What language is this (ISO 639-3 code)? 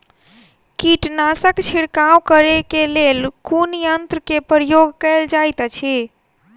mai